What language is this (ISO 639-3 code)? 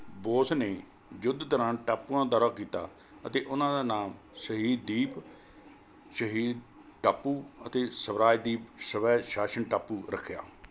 pan